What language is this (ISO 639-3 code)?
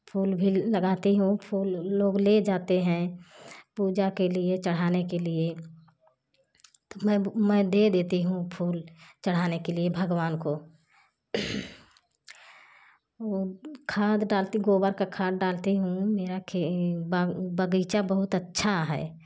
hin